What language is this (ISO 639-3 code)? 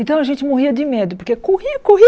por